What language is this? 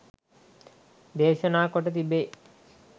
Sinhala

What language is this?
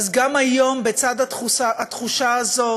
Hebrew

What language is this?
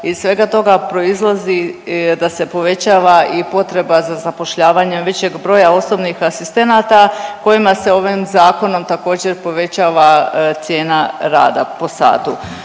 Croatian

